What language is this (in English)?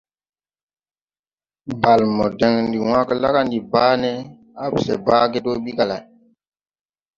Tupuri